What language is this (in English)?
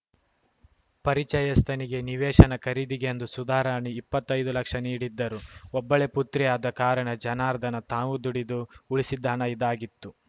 Kannada